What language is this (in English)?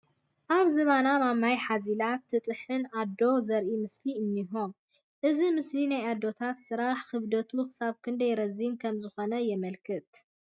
Tigrinya